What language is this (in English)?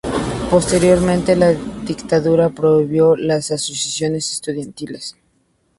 Spanish